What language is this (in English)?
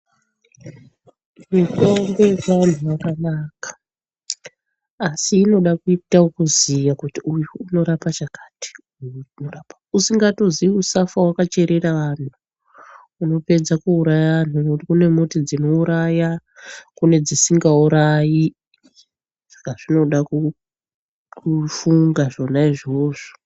Ndau